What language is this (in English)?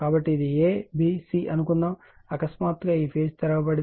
Telugu